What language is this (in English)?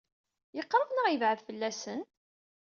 Kabyle